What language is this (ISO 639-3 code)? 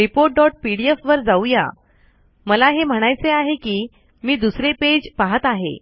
mar